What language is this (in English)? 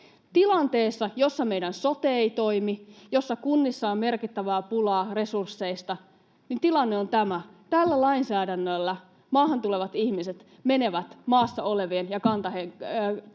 Finnish